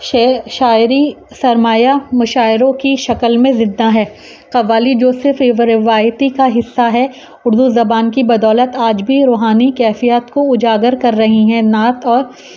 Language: Urdu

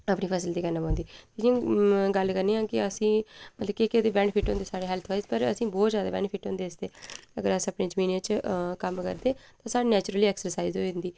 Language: Dogri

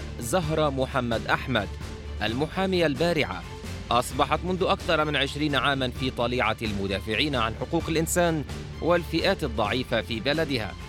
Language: Arabic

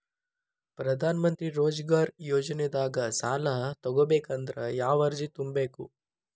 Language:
Kannada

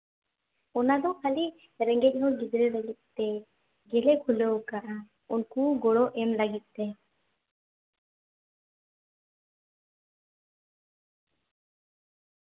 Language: Santali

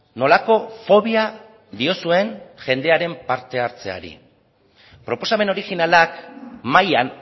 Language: Basque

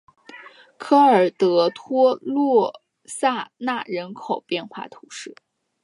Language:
Chinese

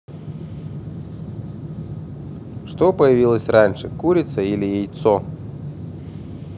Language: Russian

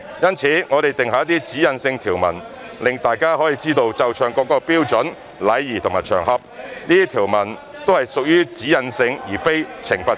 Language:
Cantonese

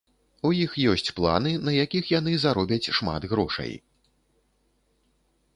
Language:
Belarusian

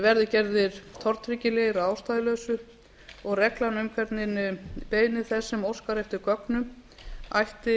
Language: Icelandic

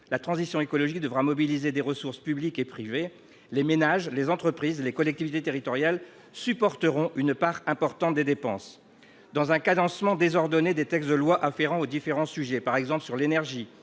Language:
French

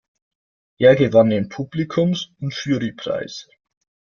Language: German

